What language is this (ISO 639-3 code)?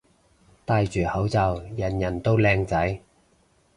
yue